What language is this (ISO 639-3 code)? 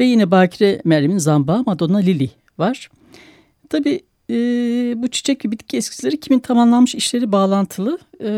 tur